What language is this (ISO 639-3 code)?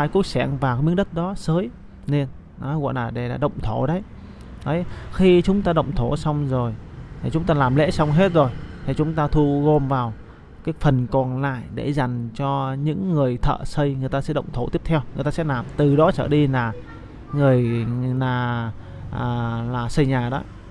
vie